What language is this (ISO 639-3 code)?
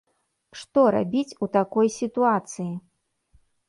bel